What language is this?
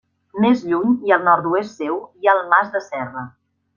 Catalan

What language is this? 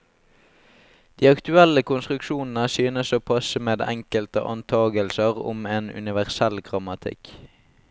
Norwegian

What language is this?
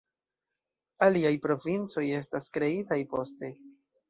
Esperanto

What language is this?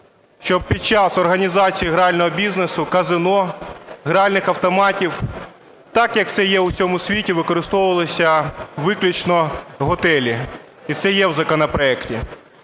Ukrainian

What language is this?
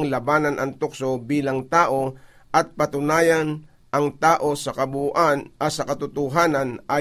Filipino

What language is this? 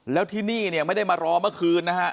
Thai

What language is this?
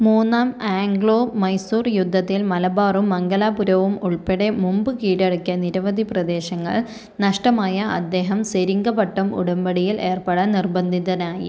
Malayalam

